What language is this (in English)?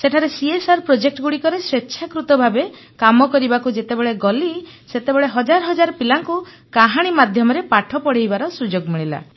Odia